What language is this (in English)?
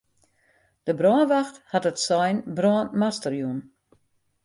Western Frisian